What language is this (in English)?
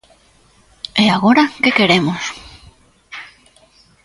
Galician